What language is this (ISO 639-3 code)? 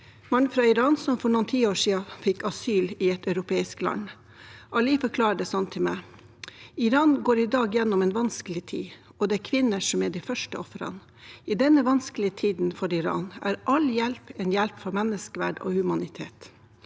nor